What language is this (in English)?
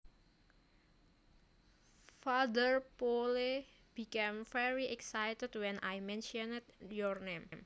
Javanese